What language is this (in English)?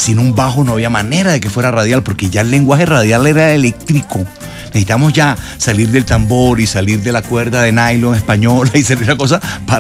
Spanish